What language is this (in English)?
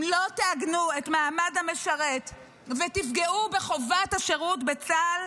Hebrew